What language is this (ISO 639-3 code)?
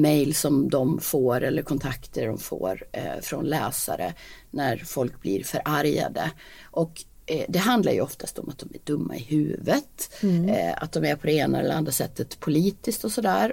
swe